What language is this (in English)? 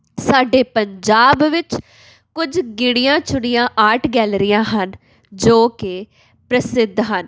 Punjabi